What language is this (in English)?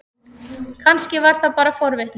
Icelandic